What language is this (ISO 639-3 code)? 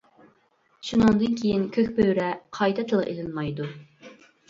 uig